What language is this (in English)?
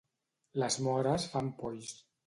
Catalan